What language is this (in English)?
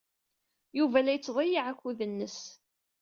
Kabyle